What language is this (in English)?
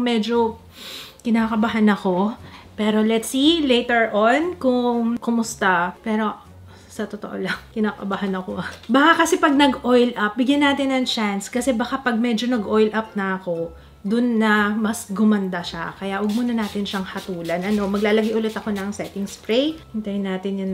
Filipino